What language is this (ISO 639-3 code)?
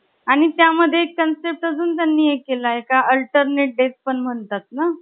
mar